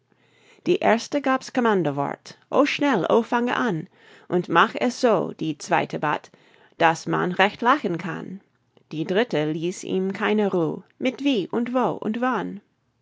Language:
German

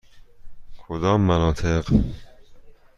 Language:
Persian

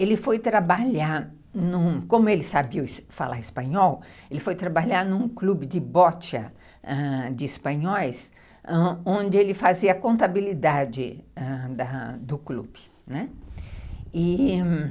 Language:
Portuguese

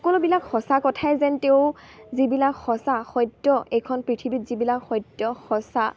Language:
Assamese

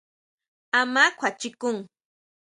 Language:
Huautla Mazatec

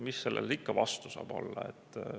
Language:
Estonian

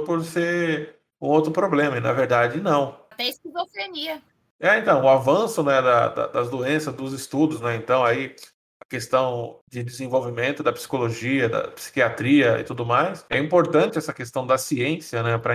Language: Portuguese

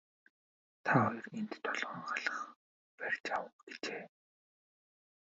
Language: Mongolian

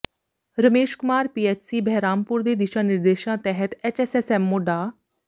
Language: Punjabi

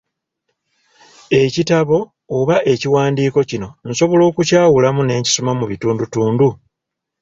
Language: Ganda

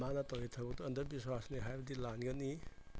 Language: Manipuri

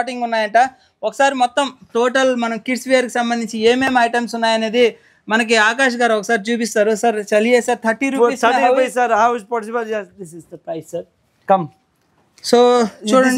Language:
Telugu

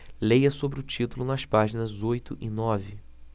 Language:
Portuguese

